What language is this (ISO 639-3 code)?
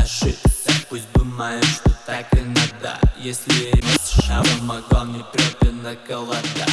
rus